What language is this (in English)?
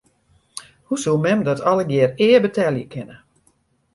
Western Frisian